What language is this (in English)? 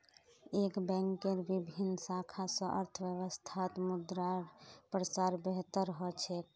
Magahi